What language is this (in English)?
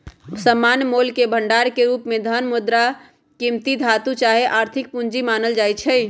Magahi